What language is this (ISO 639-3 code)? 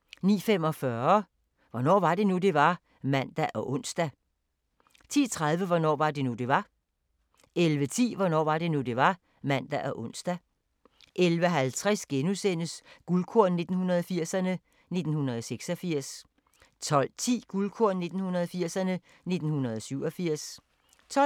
dan